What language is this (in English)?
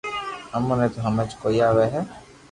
Loarki